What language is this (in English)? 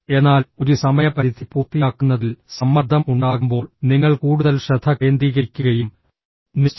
Malayalam